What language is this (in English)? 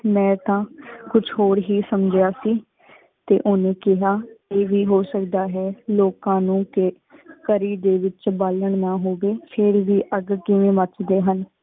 Punjabi